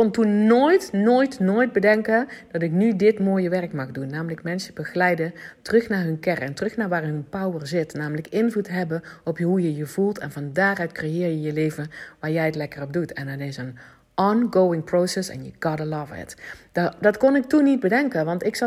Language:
Dutch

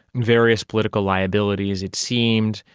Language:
English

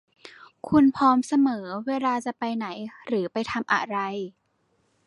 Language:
Thai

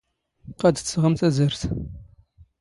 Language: Standard Moroccan Tamazight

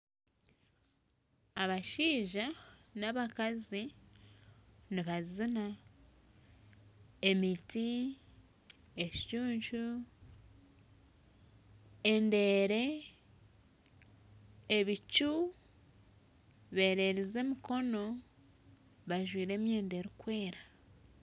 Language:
Nyankole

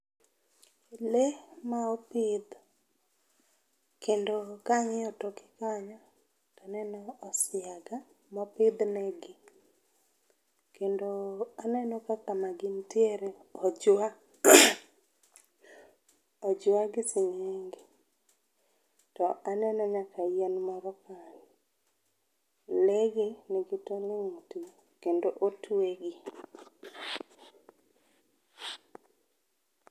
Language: Luo (Kenya and Tanzania)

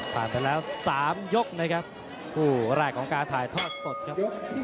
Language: Thai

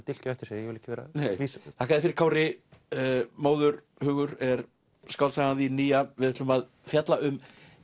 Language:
Icelandic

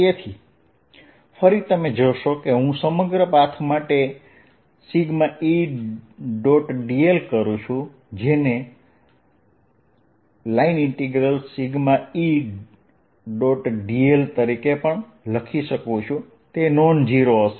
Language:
Gujarati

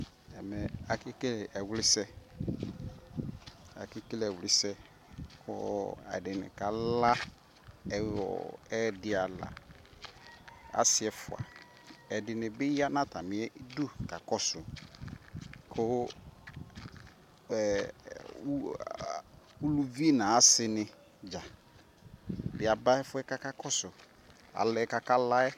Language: Ikposo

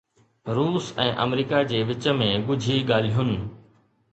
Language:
Sindhi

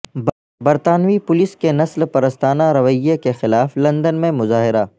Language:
Urdu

